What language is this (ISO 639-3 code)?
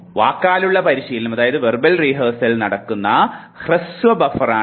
mal